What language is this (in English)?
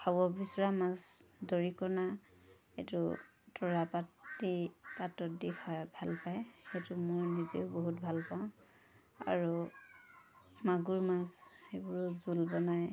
Assamese